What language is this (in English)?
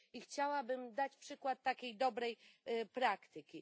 Polish